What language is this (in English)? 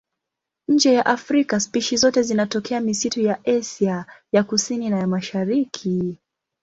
Swahili